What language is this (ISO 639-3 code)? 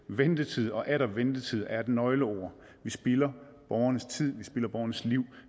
dan